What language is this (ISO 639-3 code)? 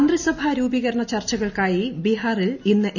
mal